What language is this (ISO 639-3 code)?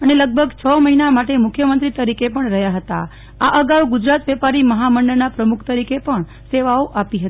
guj